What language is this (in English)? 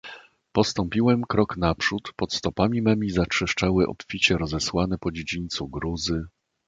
Polish